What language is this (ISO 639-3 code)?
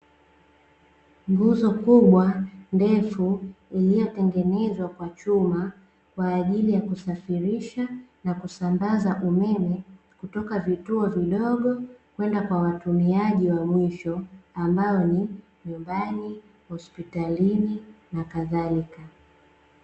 swa